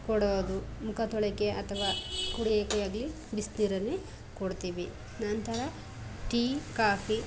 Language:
Kannada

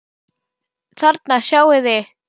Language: Icelandic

